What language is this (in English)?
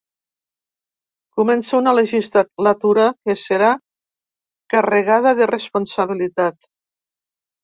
Catalan